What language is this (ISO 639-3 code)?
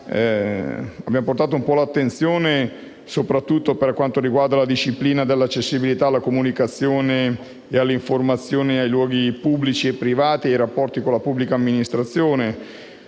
ita